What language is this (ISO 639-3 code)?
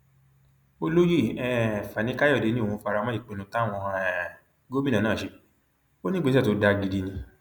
yor